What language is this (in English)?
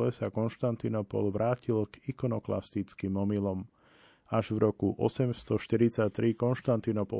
Slovak